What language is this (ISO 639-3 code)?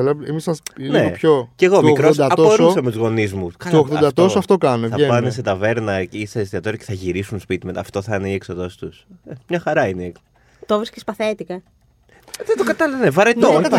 ell